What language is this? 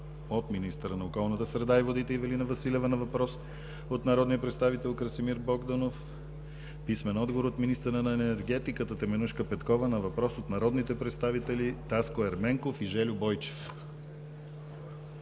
Bulgarian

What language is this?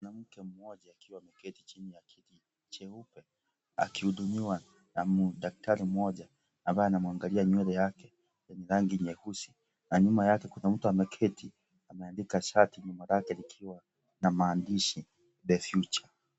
Swahili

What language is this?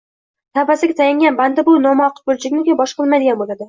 Uzbek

